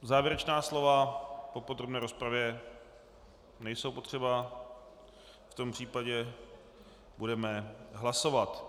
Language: Czech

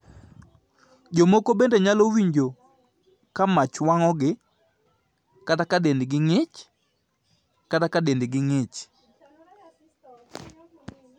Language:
Luo (Kenya and Tanzania)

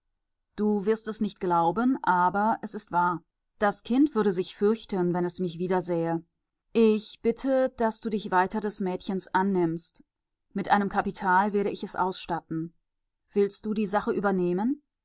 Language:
German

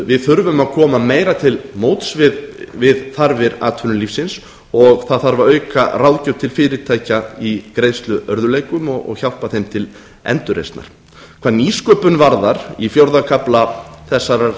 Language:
Icelandic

